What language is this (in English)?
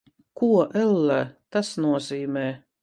Latvian